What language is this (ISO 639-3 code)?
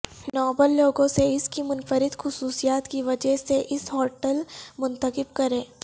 urd